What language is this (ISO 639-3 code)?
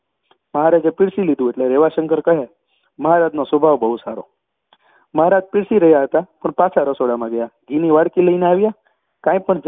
guj